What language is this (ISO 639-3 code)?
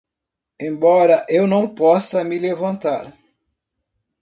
por